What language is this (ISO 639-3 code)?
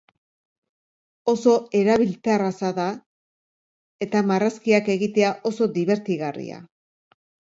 eus